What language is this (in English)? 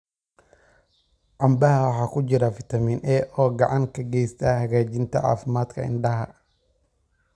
Somali